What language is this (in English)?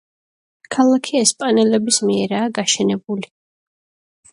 Georgian